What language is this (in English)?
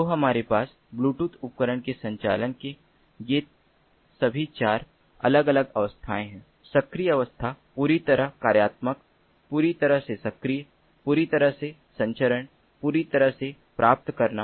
Hindi